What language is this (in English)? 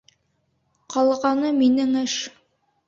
Bashkir